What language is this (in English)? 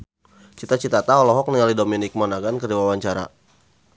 Sundanese